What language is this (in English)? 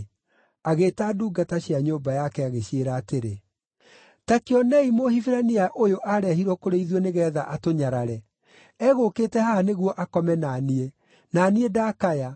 Kikuyu